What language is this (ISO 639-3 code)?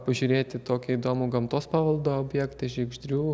lit